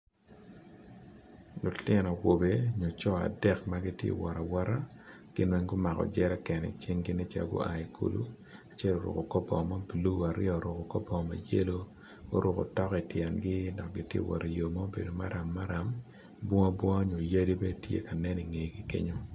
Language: Acoli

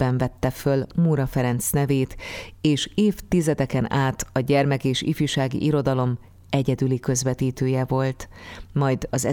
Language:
Hungarian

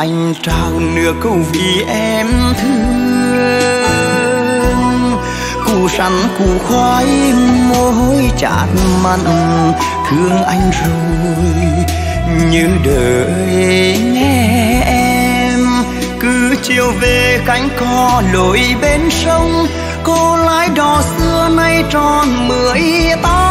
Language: Vietnamese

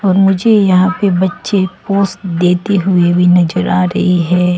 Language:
Hindi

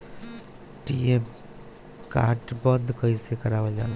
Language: Bhojpuri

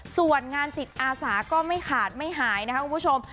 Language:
Thai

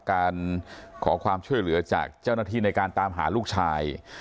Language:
Thai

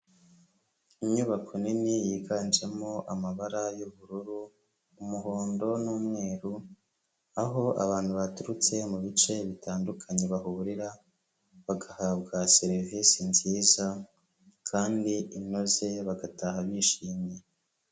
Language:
Kinyarwanda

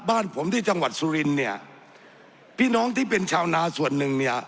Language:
Thai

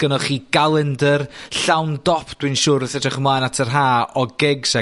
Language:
Welsh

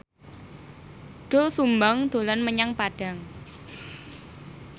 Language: Javanese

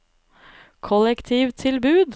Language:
Norwegian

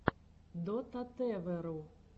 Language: Russian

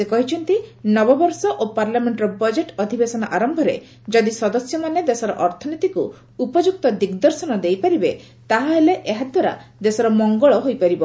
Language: Odia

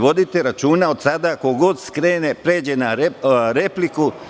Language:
Serbian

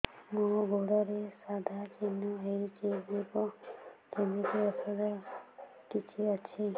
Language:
Odia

